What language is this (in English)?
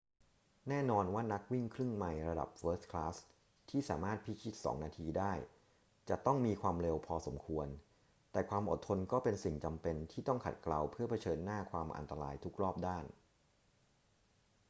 Thai